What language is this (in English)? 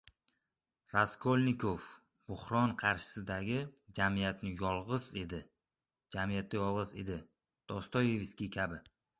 Uzbek